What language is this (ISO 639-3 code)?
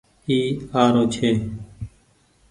gig